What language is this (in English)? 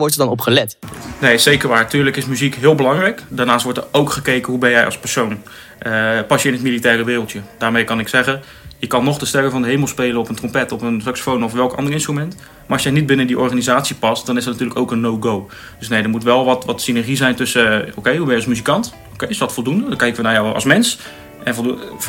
Dutch